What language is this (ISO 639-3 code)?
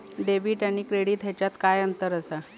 mar